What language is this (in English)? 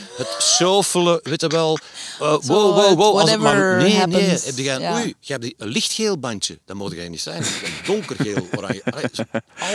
Dutch